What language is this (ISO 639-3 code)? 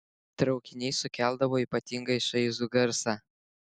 lit